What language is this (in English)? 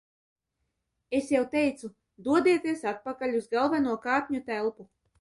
Latvian